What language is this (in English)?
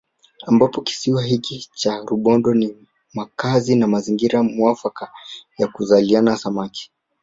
Swahili